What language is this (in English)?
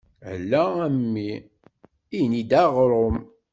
Kabyle